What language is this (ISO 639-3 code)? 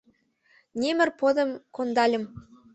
chm